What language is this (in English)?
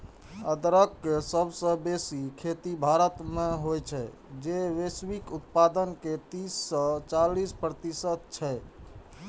Maithili